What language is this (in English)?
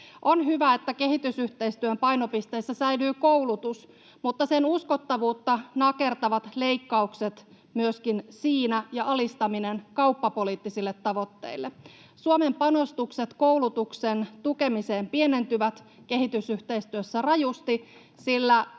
Finnish